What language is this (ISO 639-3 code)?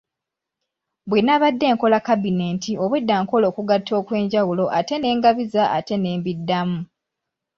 lug